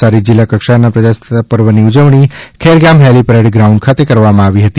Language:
Gujarati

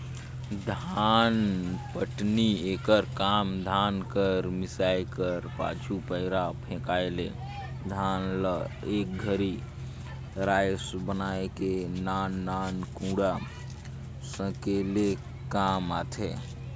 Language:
Chhattisgarhi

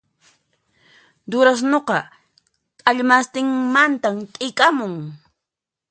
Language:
Puno Quechua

